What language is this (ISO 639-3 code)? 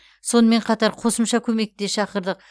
kaz